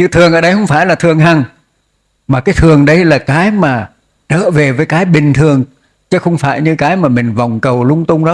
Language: Vietnamese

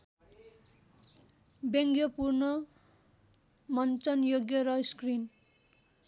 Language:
Nepali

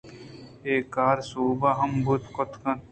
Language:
Eastern Balochi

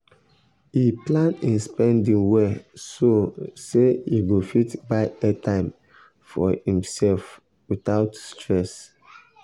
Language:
Nigerian Pidgin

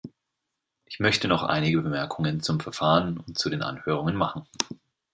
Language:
German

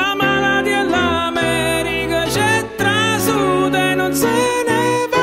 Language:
Romanian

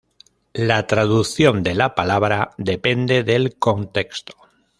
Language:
Spanish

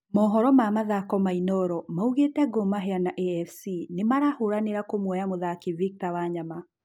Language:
Kikuyu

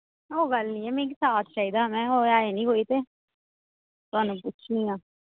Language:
Dogri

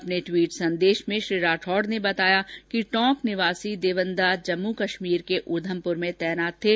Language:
Hindi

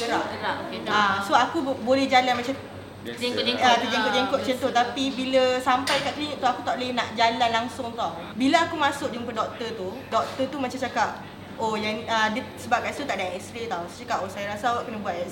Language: Malay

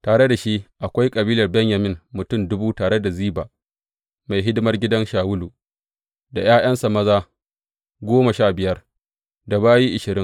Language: Hausa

